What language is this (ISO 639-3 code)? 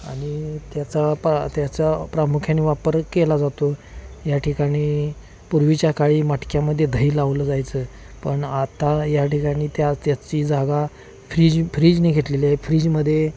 mar